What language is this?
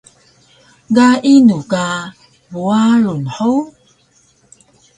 Taroko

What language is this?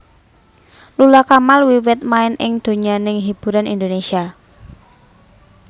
Javanese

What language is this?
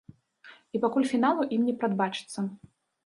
Belarusian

